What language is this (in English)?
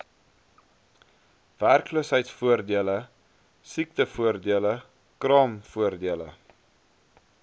Afrikaans